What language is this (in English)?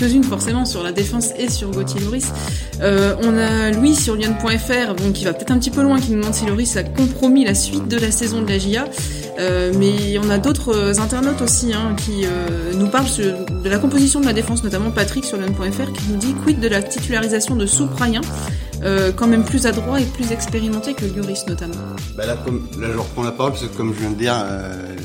French